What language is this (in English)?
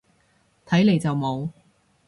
Cantonese